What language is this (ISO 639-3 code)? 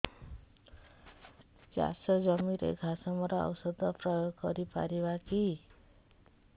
ori